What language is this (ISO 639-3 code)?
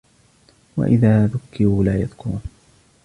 ara